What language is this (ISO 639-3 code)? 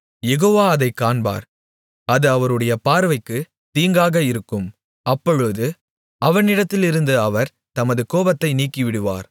tam